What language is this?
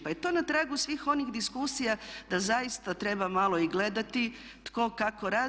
Croatian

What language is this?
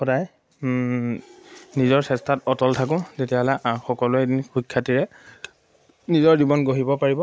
Assamese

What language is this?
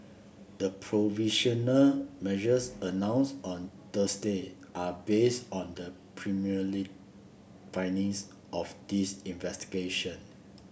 English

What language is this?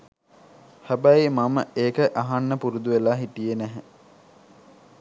Sinhala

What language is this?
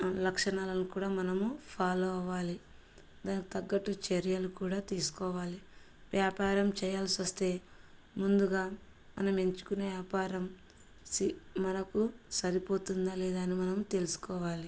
Telugu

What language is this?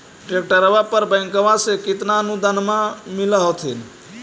Magahi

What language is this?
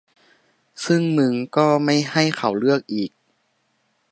Thai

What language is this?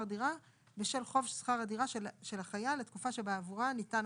Hebrew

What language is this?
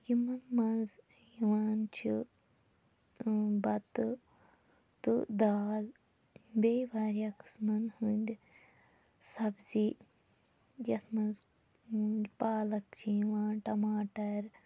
Kashmiri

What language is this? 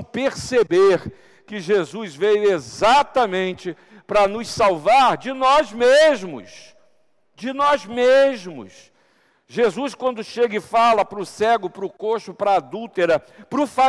Portuguese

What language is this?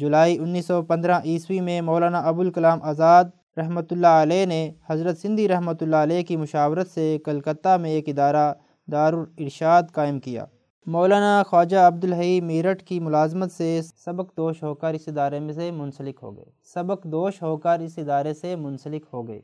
Urdu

